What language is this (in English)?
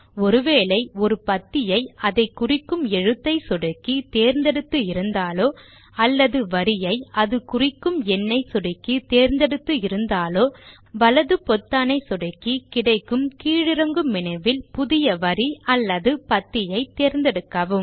Tamil